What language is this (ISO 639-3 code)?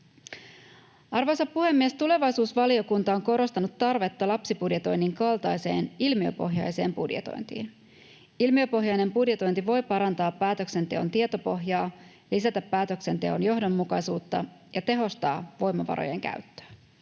fin